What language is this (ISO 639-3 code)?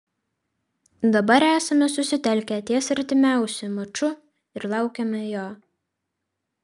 lit